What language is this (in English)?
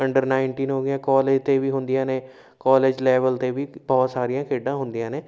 Punjabi